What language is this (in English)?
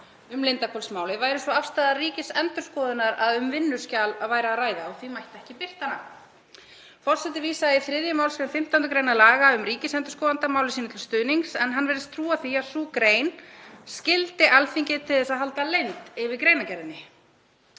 Icelandic